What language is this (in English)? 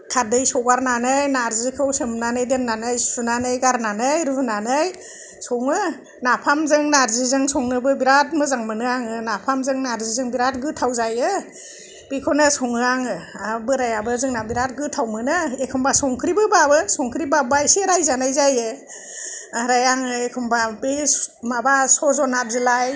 Bodo